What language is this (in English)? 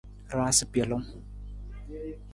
Nawdm